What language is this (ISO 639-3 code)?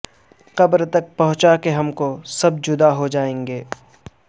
urd